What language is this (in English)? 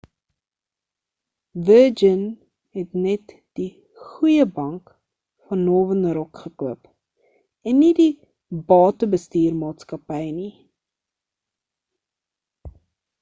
Afrikaans